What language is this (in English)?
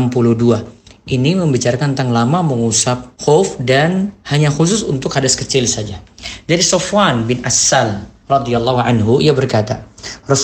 Indonesian